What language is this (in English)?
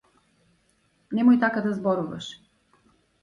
Macedonian